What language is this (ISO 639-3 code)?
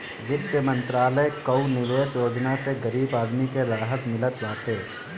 bho